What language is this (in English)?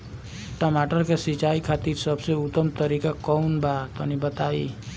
Bhojpuri